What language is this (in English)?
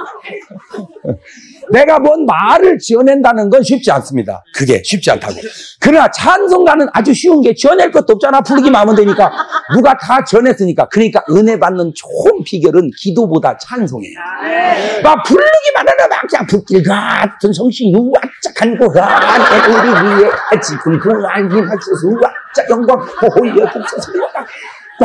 Korean